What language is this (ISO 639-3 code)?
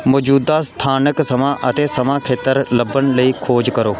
pan